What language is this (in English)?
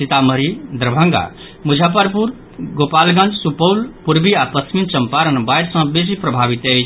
Maithili